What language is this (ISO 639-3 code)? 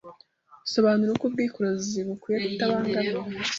kin